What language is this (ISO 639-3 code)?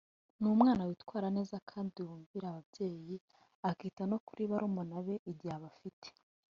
kin